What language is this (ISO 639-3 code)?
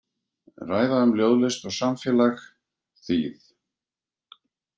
isl